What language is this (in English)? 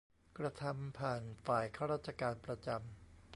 Thai